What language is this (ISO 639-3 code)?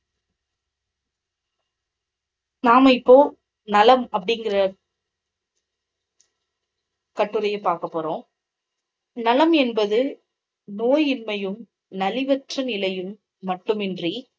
tam